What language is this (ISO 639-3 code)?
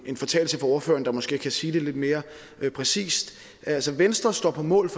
dan